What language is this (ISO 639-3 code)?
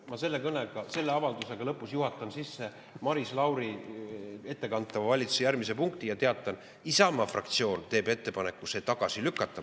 est